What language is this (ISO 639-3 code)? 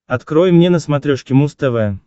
rus